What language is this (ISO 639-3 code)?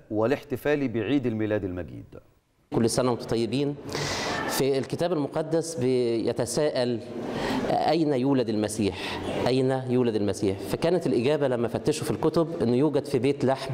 ara